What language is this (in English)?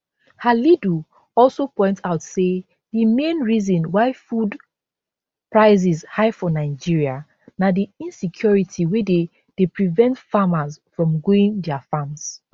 Nigerian Pidgin